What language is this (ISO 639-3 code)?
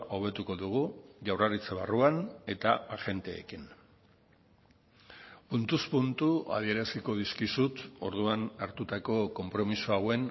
eus